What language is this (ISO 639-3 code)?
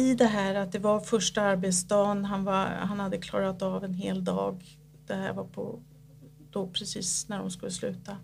swe